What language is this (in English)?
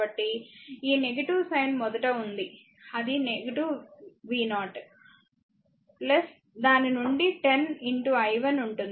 Telugu